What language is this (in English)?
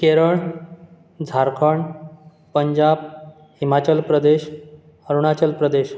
Konkani